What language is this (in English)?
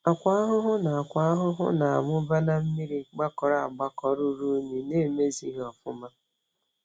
Igbo